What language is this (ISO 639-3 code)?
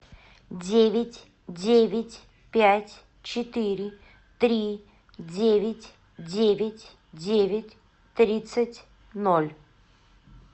rus